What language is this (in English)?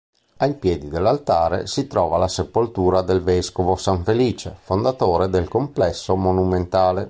Italian